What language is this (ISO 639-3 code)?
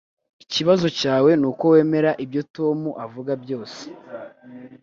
kin